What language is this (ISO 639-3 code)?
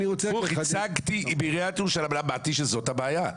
heb